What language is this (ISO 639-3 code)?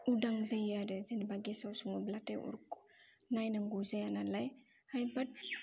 brx